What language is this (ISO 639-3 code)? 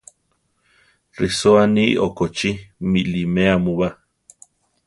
tar